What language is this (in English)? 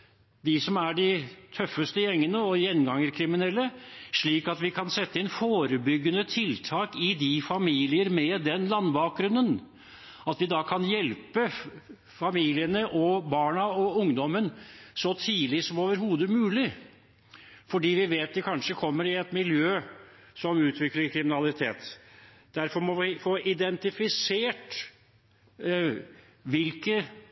Norwegian Bokmål